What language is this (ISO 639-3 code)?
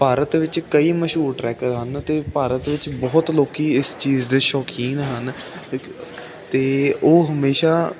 pan